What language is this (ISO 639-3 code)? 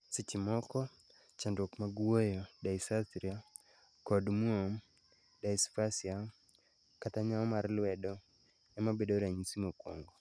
luo